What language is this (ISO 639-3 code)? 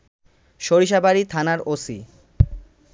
ben